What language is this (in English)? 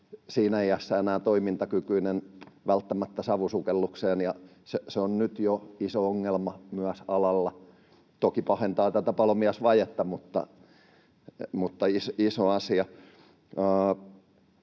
Finnish